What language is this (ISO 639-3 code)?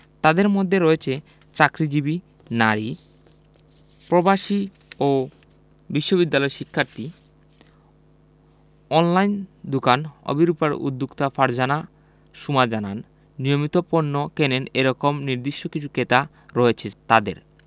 ben